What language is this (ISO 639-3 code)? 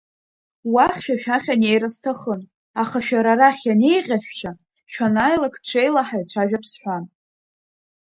abk